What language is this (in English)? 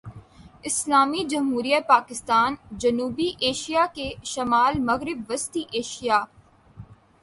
Urdu